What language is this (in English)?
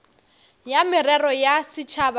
Northern Sotho